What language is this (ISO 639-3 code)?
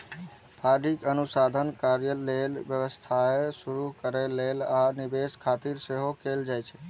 mai